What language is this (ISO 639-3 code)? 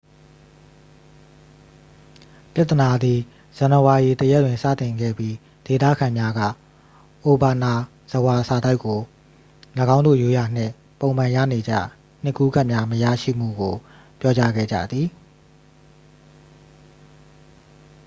mya